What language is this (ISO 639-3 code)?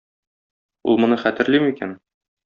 tat